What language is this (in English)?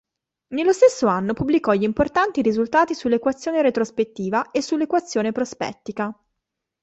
Italian